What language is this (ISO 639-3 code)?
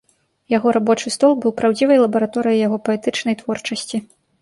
bel